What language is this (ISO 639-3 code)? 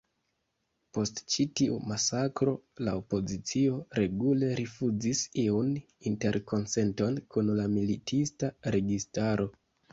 epo